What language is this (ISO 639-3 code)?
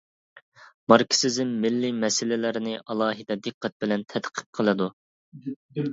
uig